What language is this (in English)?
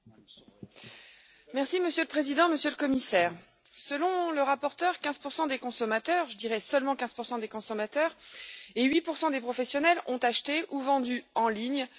French